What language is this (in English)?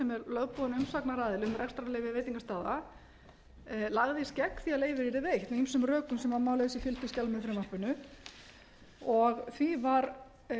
Icelandic